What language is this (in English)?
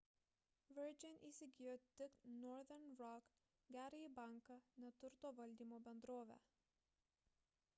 Lithuanian